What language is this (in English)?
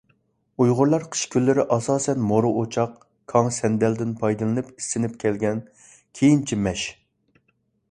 Uyghur